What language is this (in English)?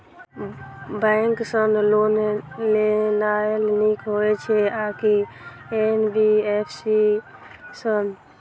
Maithili